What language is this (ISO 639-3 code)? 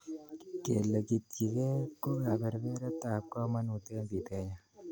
kln